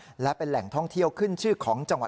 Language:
Thai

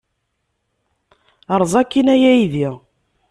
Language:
Kabyle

